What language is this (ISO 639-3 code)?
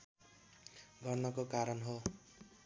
nep